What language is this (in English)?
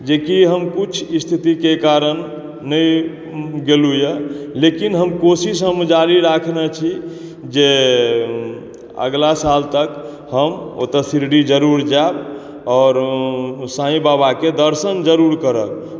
Maithili